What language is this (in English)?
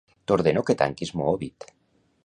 Catalan